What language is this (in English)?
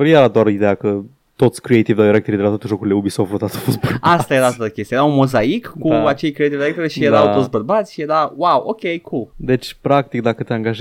Romanian